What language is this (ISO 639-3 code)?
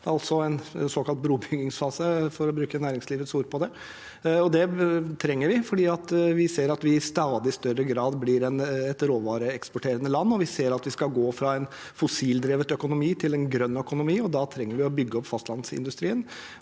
nor